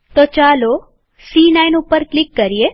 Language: Gujarati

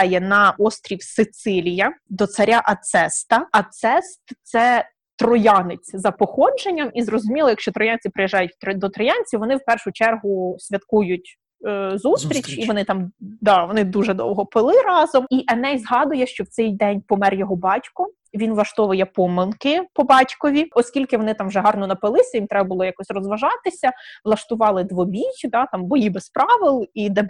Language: Ukrainian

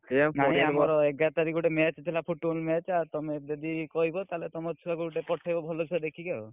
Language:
Odia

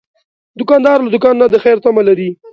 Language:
Pashto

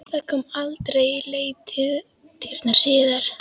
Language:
Icelandic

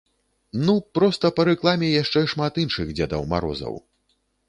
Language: Belarusian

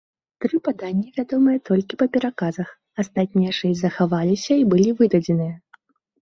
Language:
Belarusian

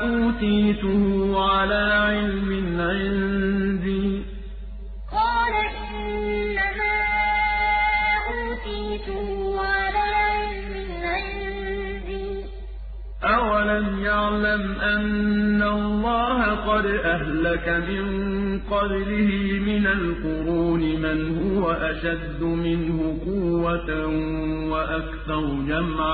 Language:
Arabic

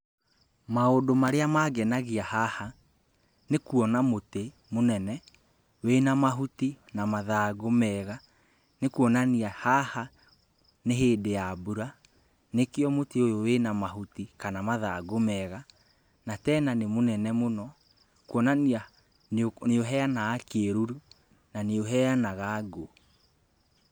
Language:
Kikuyu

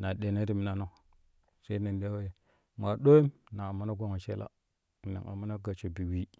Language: Kushi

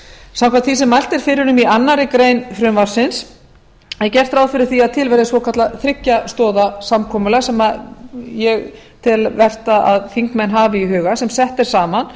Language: Icelandic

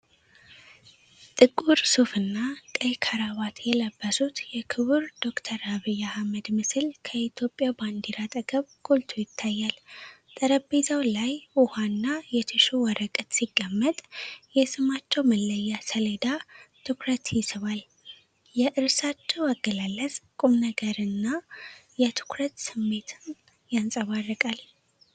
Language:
Amharic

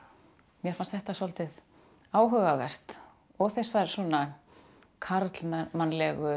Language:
Icelandic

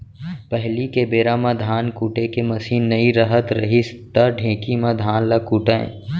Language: Chhattisgarhi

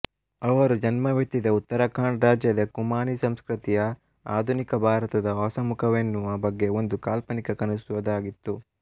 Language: Kannada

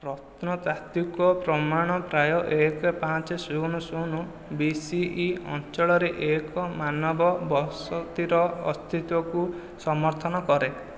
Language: Odia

